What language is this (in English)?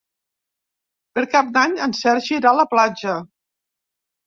Catalan